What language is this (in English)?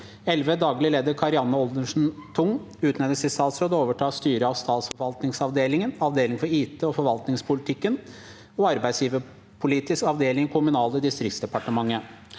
Norwegian